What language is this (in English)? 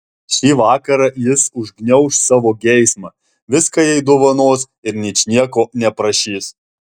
Lithuanian